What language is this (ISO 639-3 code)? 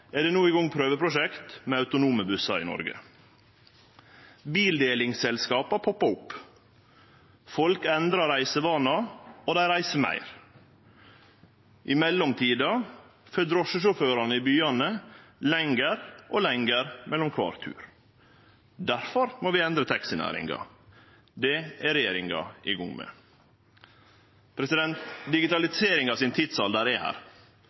nno